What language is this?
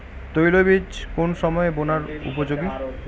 Bangla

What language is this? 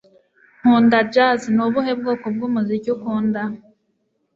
Kinyarwanda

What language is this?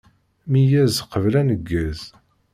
Kabyle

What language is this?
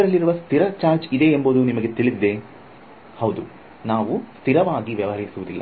Kannada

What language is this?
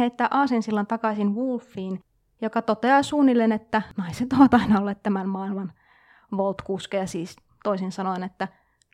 Finnish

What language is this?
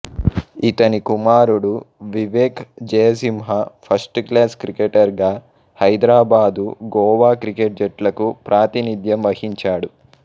Telugu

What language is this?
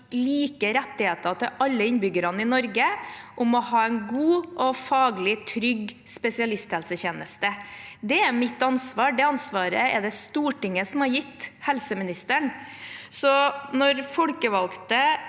Norwegian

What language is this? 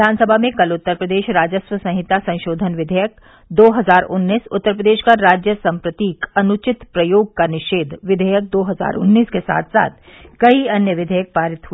Hindi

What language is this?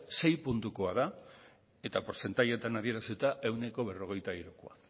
Basque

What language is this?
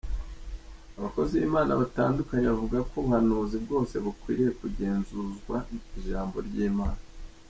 Kinyarwanda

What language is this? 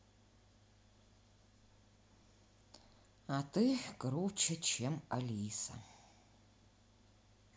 Russian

